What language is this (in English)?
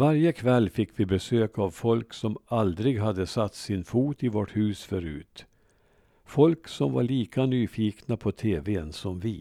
Swedish